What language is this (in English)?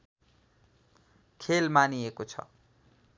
Nepali